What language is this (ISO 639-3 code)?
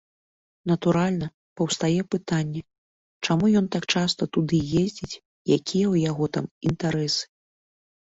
bel